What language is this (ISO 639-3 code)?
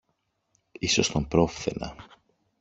ell